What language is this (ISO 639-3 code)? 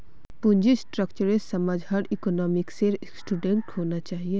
mag